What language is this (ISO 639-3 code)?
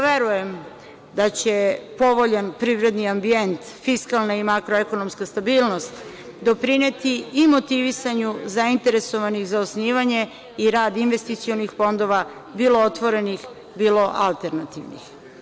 srp